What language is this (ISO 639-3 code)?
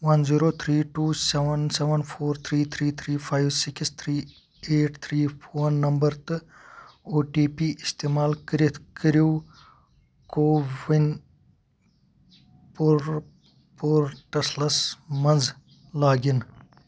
kas